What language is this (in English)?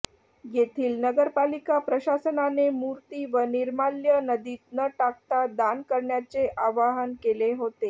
Marathi